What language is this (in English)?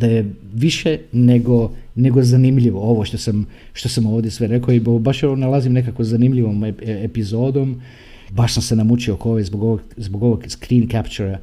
Croatian